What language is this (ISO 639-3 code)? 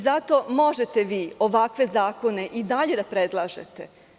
srp